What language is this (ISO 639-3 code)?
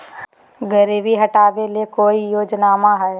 mag